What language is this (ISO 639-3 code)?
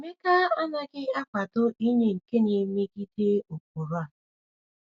ibo